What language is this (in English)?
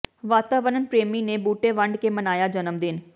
Punjabi